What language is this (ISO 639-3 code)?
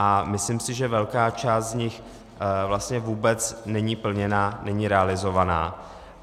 ces